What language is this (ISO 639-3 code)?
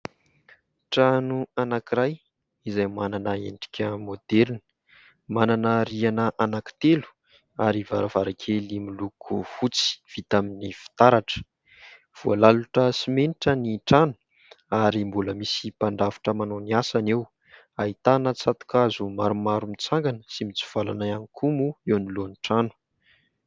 mlg